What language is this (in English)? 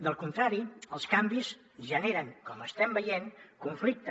Catalan